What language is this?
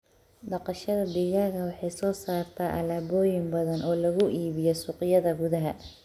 Somali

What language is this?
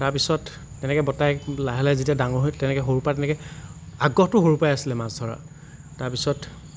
Assamese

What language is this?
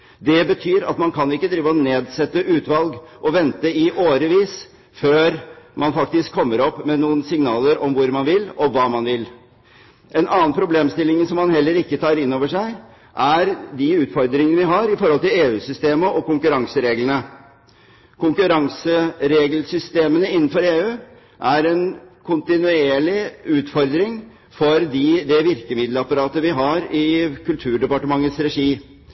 Norwegian Bokmål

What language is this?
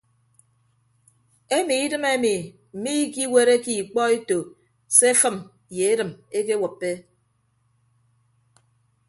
Ibibio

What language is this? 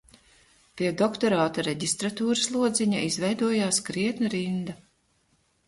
Latvian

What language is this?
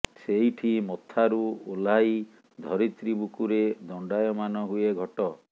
Odia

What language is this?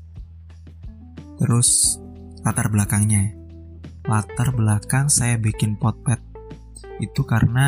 Indonesian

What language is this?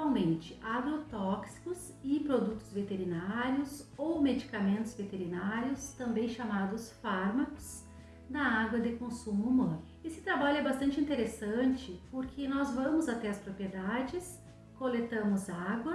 Portuguese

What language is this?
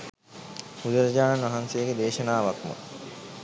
Sinhala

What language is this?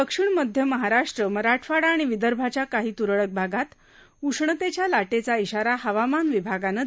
Marathi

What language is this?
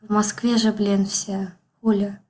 Russian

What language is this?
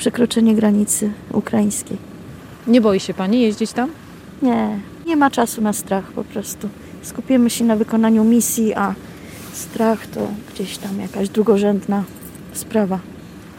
Polish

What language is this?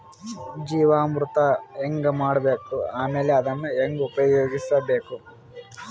Kannada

